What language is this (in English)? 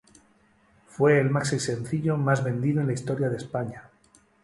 Spanish